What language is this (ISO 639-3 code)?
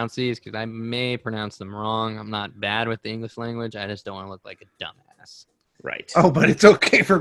eng